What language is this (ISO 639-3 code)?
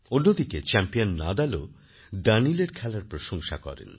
ben